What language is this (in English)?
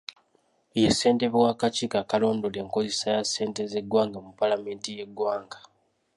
Ganda